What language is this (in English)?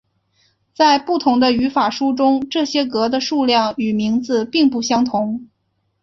Chinese